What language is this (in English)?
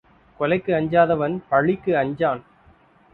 Tamil